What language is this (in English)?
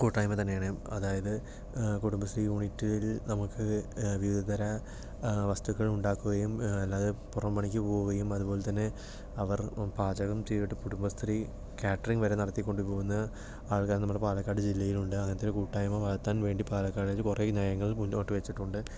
Malayalam